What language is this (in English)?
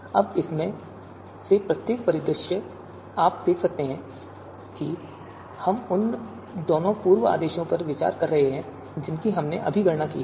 Hindi